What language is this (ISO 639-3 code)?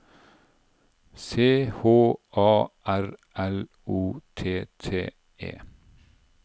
nor